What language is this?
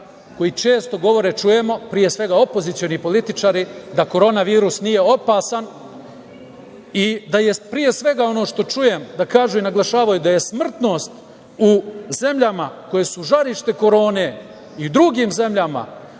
Serbian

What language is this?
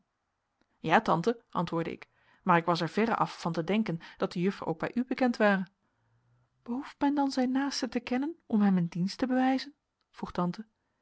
Dutch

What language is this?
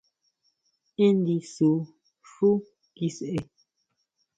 Huautla Mazatec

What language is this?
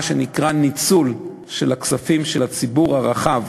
Hebrew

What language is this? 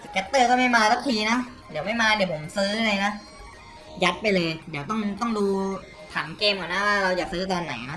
Thai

